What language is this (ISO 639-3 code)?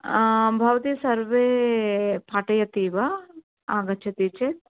san